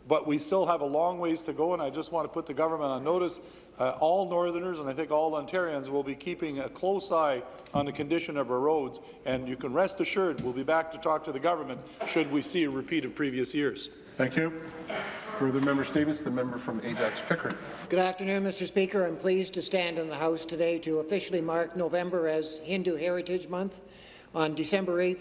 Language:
English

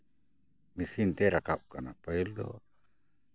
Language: Santali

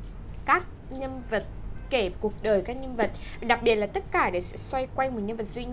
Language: Vietnamese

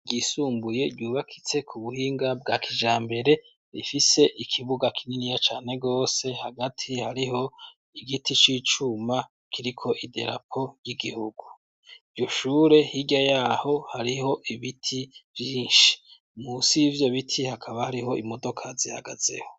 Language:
Rundi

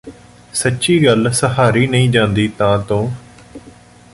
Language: Punjabi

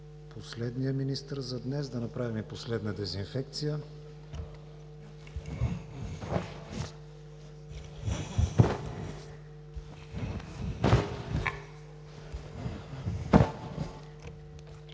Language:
Bulgarian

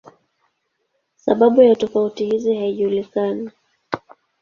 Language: Swahili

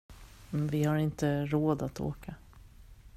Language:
Swedish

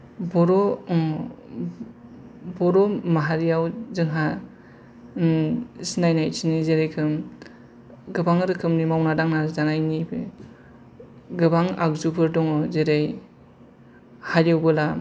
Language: Bodo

